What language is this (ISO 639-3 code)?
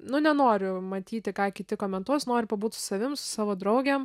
lit